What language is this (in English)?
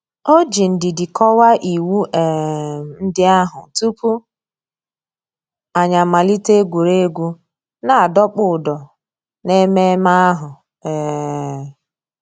Igbo